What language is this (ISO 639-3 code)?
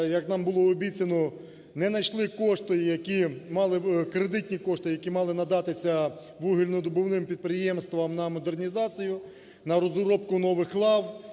ukr